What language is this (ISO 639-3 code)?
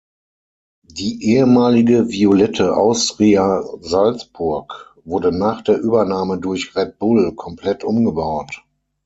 deu